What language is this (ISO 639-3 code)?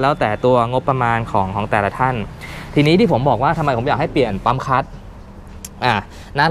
tha